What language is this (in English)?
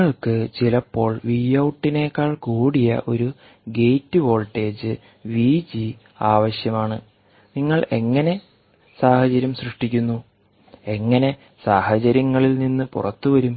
Malayalam